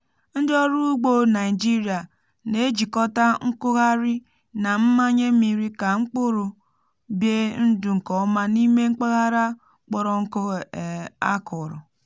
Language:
Igbo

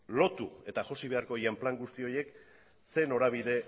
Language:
Basque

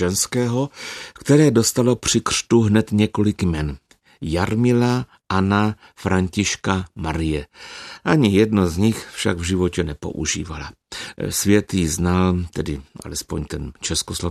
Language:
Czech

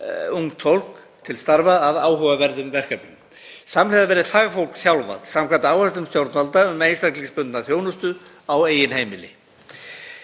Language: Icelandic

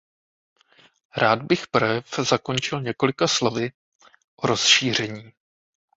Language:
Czech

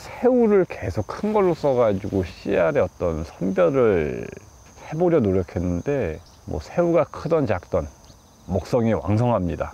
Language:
Korean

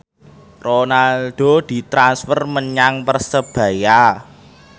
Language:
Javanese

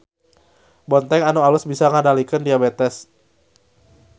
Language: Sundanese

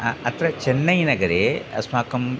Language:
Sanskrit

